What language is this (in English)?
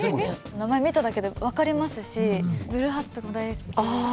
Japanese